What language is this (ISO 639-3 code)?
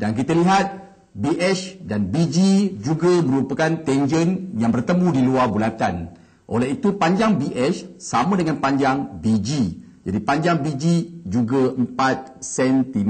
msa